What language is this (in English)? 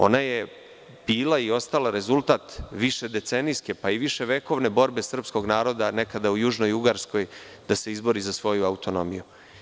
Serbian